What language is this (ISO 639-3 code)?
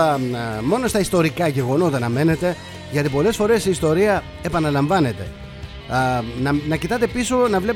ell